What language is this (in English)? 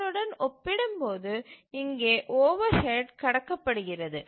Tamil